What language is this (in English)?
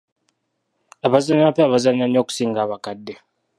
Ganda